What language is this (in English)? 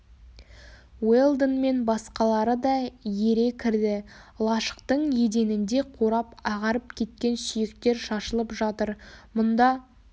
Kazakh